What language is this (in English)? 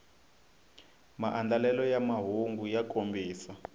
Tsonga